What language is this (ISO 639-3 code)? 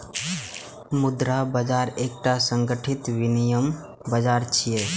mai